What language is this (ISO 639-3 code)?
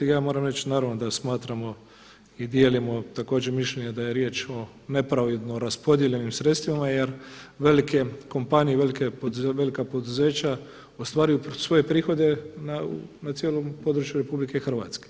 hrv